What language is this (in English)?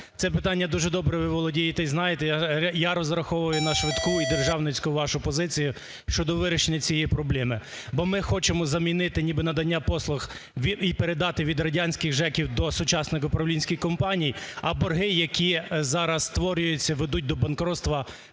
Ukrainian